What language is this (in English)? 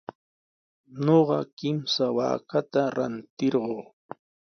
Sihuas Ancash Quechua